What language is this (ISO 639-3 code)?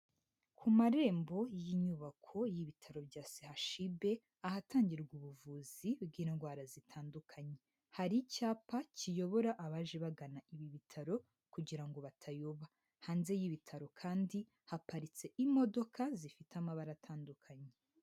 kin